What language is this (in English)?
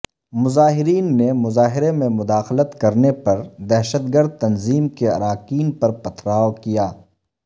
Urdu